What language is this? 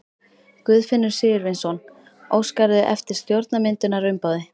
Icelandic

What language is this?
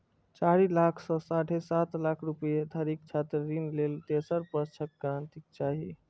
Maithili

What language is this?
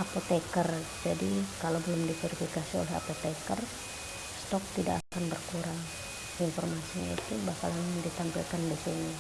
Indonesian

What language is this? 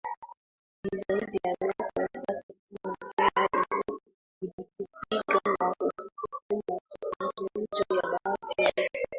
Swahili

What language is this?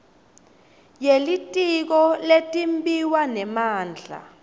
Swati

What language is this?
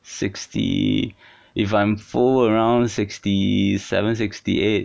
English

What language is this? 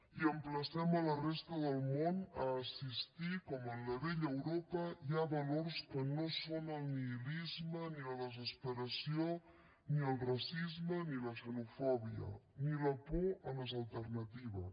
Catalan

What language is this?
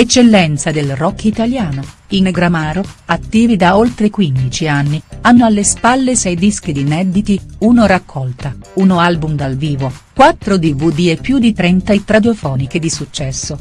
Italian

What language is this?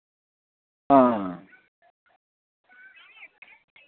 Dogri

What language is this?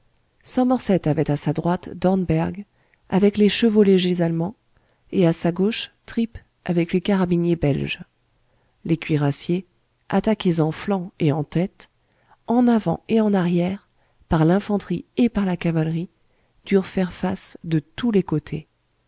French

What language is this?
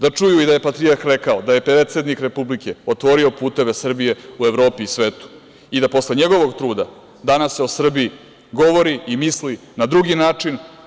Serbian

